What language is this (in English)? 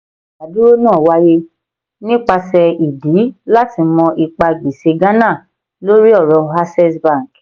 Yoruba